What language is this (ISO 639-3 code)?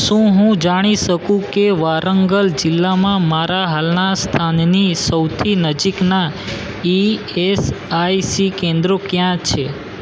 guj